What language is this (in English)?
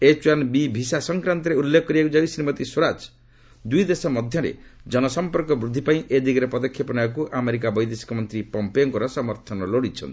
Odia